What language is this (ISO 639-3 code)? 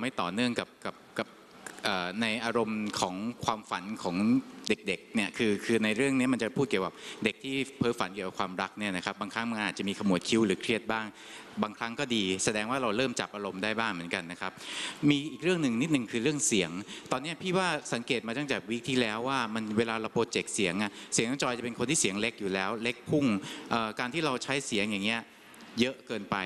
tha